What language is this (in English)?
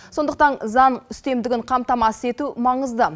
Kazakh